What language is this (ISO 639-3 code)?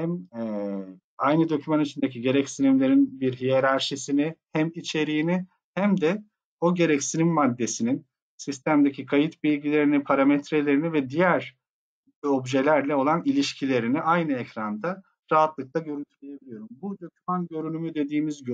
tur